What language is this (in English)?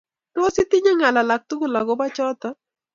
Kalenjin